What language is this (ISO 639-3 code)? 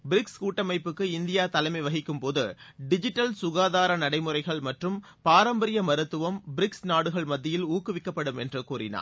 tam